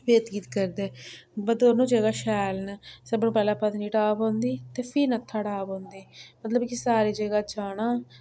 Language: Dogri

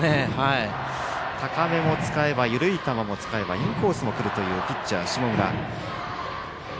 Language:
Japanese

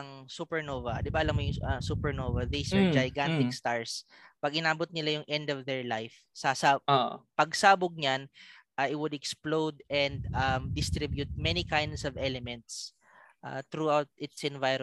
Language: Filipino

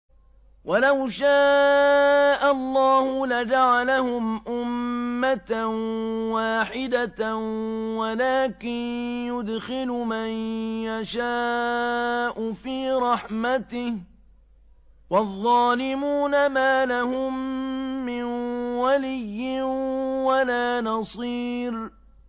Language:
Arabic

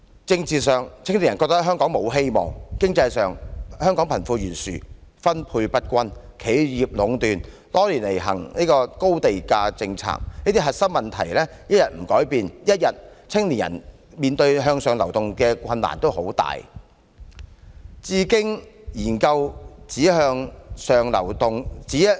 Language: Cantonese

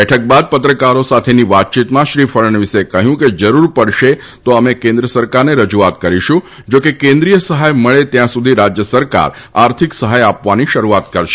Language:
Gujarati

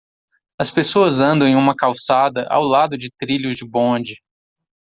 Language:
Portuguese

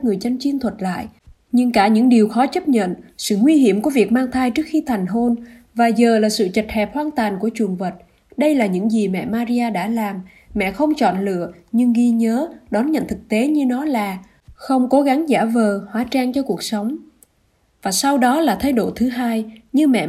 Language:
Vietnamese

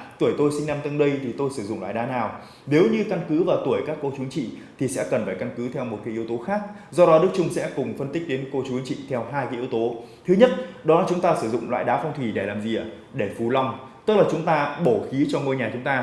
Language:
Vietnamese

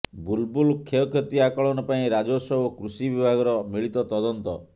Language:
Odia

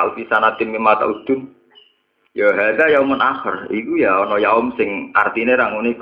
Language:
Indonesian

